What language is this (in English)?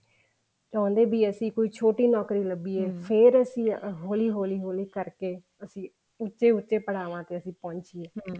Punjabi